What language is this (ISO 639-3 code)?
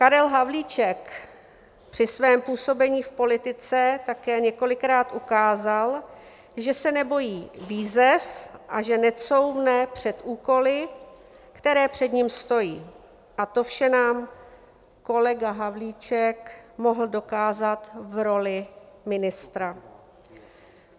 ces